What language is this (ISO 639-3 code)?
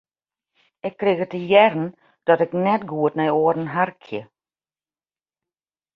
fry